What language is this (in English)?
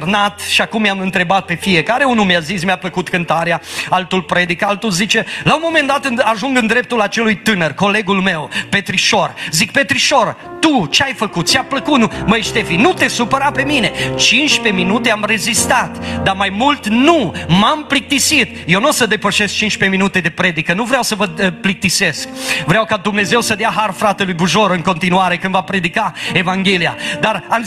Romanian